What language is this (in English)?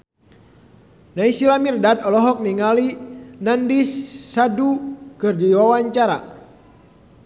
Sundanese